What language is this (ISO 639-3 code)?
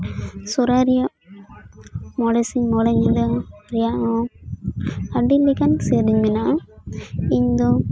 sat